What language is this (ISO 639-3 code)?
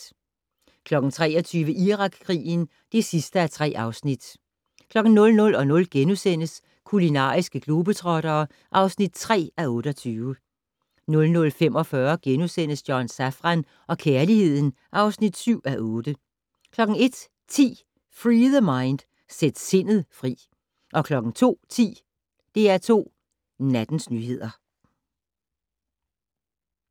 dan